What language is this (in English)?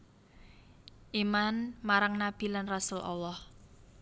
Javanese